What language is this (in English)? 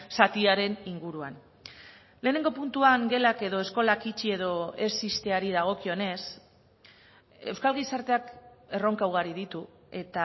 Basque